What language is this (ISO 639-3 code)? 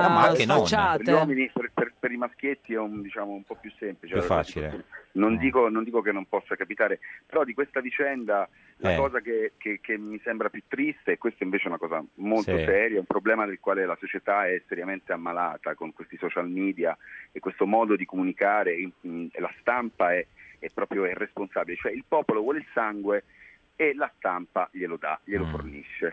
ita